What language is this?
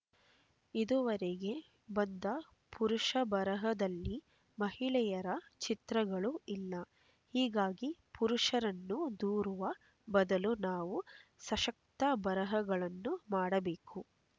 Kannada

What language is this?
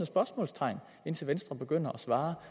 Danish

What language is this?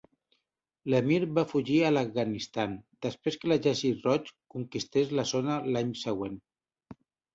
Catalan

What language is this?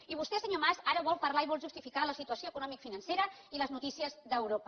Catalan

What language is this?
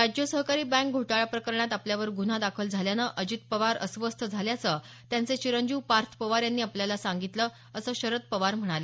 Marathi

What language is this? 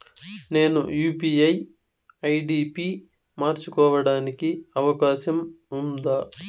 Telugu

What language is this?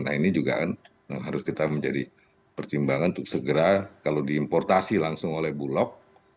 Indonesian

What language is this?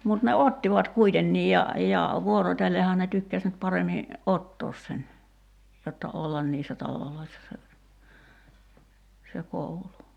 Finnish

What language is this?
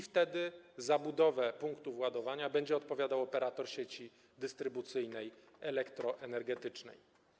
Polish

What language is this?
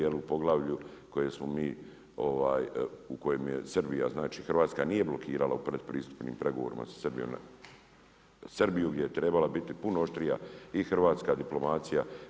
Croatian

